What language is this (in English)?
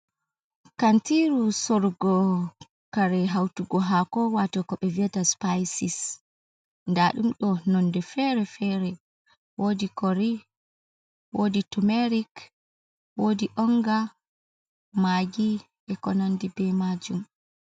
Fula